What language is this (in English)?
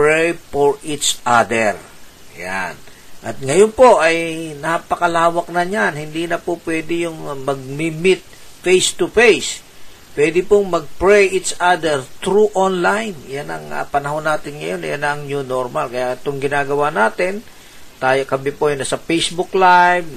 Filipino